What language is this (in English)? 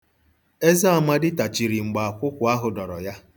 Igbo